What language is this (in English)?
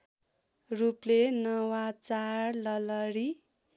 Nepali